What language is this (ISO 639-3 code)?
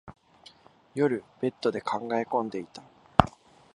jpn